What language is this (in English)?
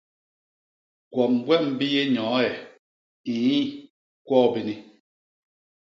Basaa